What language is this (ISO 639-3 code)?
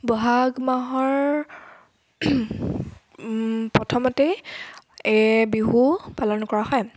asm